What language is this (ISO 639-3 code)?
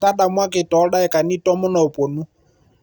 mas